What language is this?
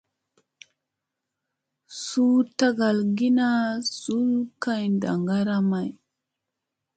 Musey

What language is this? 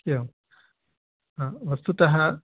Sanskrit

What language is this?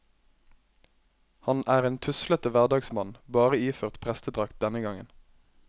Norwegian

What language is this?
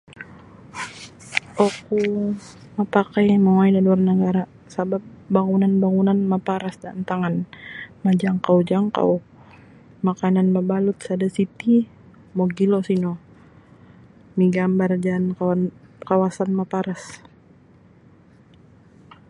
Sabah Bisaya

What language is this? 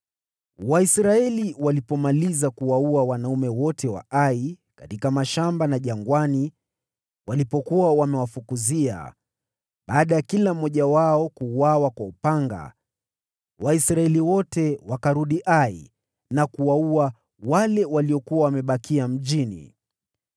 Swahili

